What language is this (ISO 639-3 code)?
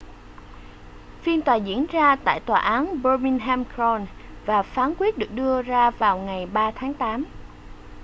vie